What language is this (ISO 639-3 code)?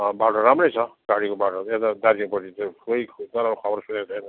nep